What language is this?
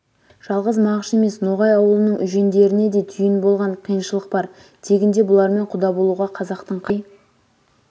Kazakh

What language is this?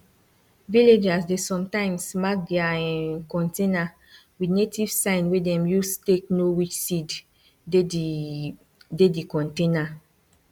Nigerian Pidgin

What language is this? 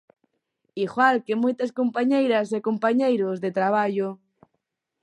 Galician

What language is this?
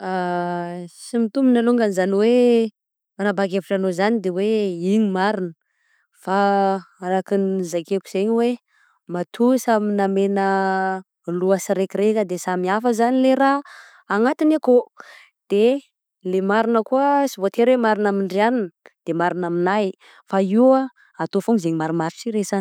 Southern Betsimisaraka Malagasy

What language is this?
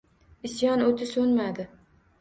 Uzbek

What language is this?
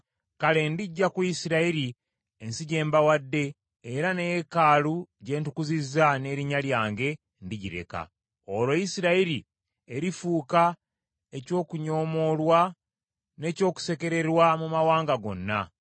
Ganda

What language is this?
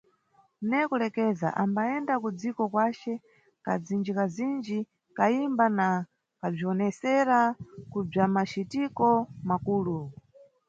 Nyungwe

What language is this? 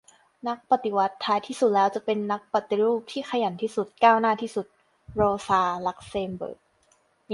Thai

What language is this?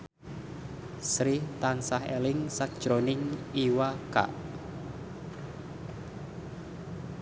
Javanese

